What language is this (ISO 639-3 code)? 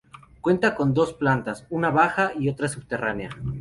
spa